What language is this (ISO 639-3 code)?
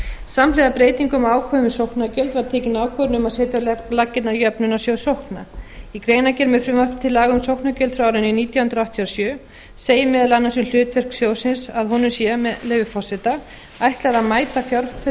isl